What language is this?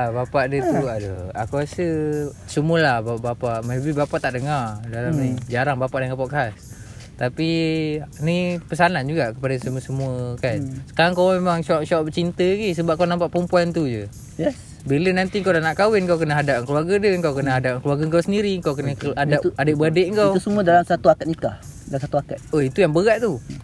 Malay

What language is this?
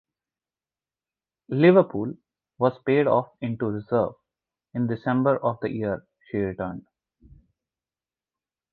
English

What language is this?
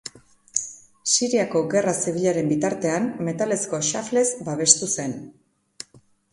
Basque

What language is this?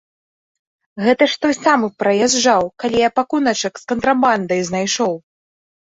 Belarusian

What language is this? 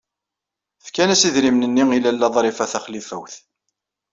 Kabyle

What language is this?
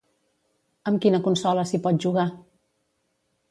Catalan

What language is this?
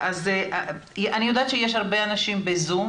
Hebrew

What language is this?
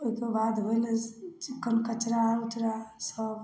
Maithili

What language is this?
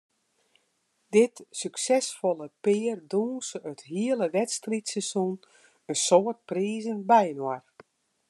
Western Frisian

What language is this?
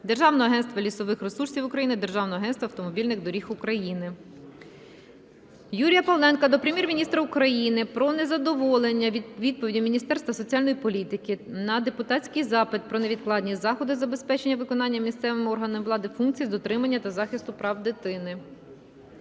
Ukrainian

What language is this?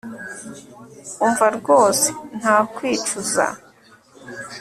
Kinyarwanda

